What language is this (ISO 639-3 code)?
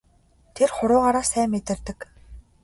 mon